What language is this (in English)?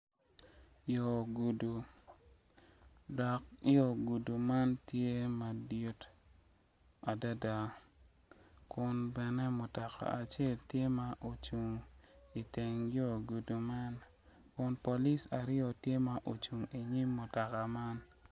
Acoli